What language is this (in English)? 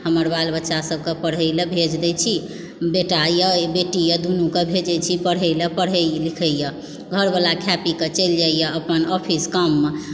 Maithili